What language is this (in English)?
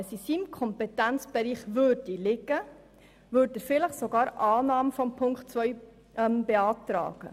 Swiss German